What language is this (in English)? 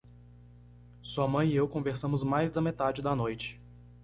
Portuguese